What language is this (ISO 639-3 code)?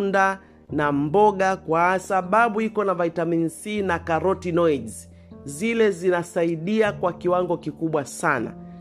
swa